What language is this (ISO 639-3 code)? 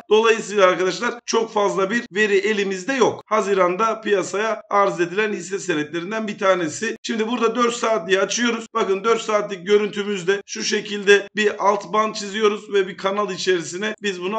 tur